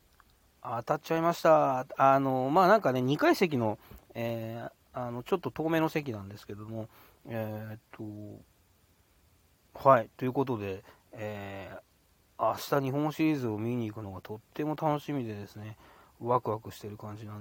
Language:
Japanese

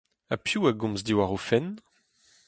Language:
Breton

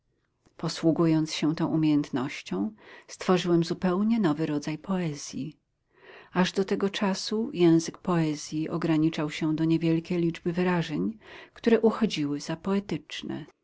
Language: Polish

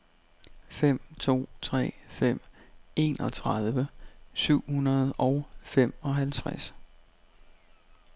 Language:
Danish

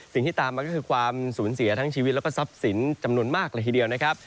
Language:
Thai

